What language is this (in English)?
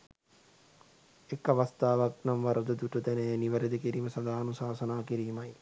Sinhala